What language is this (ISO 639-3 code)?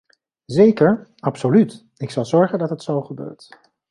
nld